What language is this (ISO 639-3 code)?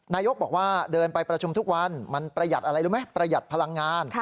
tha